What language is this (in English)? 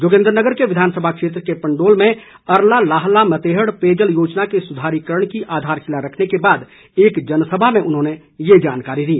Hindi